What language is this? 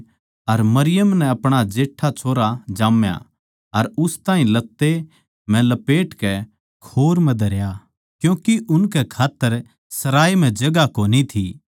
Haryanvi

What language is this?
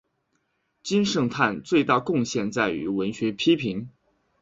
Chinese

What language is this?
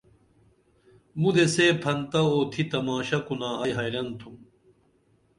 Dameli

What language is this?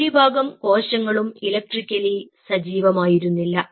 Malayalam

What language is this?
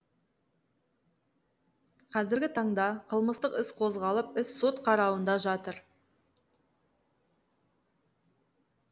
Kazakh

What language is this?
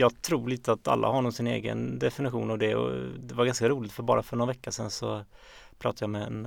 Swedish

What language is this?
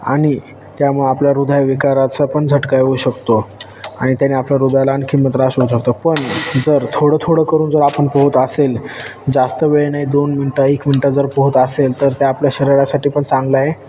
Marathi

